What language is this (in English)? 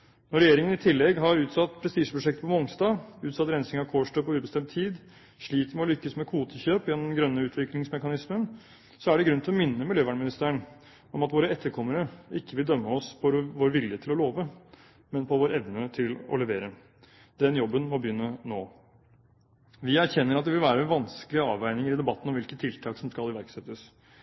Norwegian Bokmål